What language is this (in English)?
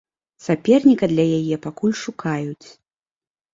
Belarusian